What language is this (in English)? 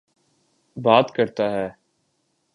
Urdu